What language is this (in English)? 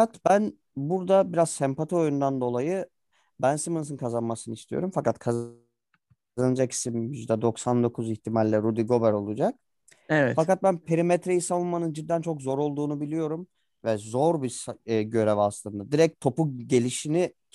Turkish